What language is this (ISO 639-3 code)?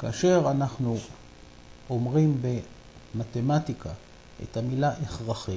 heb